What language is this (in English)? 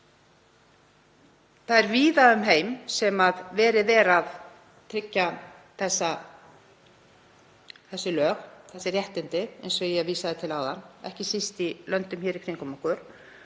Icelandic